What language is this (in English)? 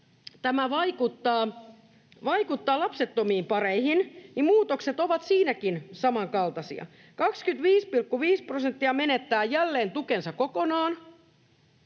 Finnish